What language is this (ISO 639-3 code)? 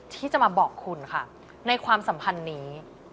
tha